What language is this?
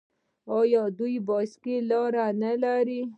Pashto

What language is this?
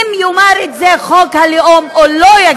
Hebrew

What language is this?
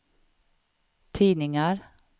Swedish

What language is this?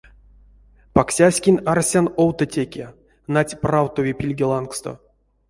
Erzya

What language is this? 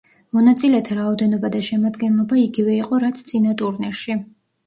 Georgian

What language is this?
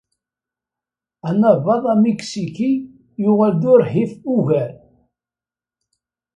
Kabyle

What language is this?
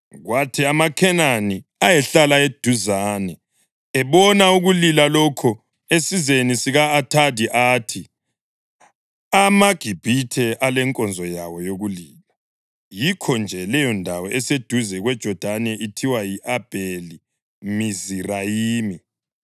North Ndebele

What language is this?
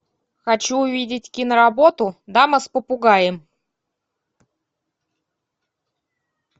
Russian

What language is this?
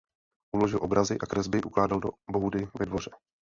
Czech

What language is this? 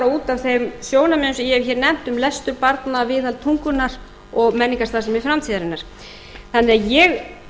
Icelandic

